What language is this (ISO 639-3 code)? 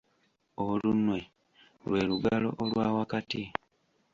lug